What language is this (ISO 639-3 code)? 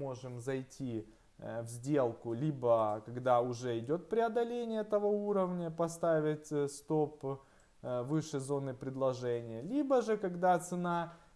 rus